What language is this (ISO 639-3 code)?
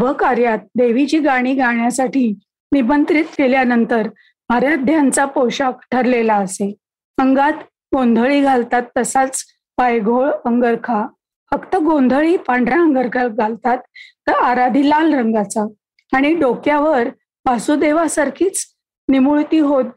mar